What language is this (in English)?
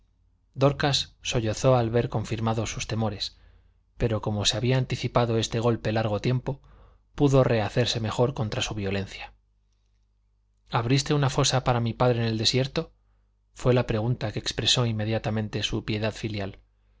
Spanish